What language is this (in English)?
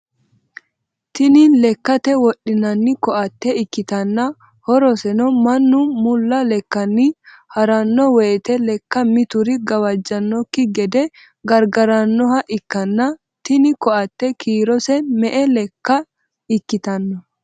Sidamo